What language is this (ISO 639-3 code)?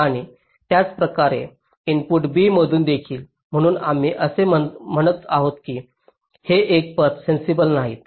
mar